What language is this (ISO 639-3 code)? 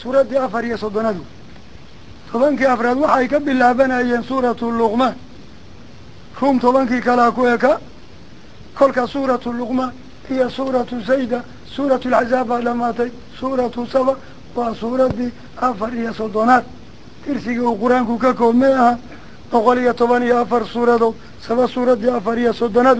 ara